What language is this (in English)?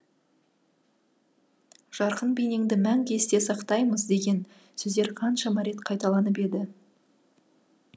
Kazakh